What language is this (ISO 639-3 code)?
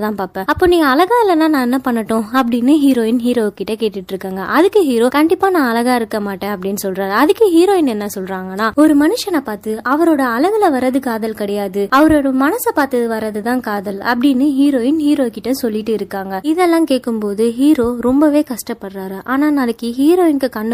tam